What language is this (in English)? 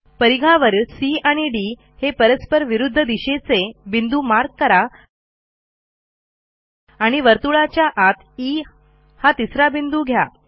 Marathi